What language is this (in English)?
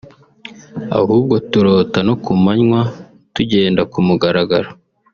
Kinyarwanda